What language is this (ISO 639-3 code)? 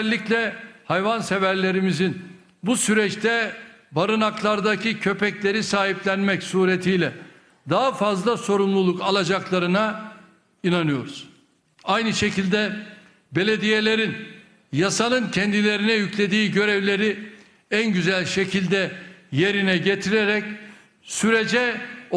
tur